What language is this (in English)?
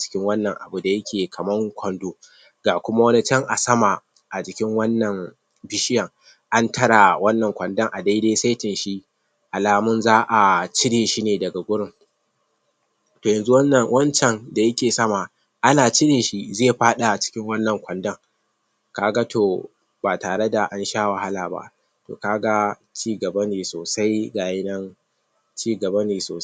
Hausa